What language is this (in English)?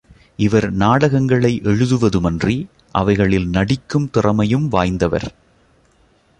Tamil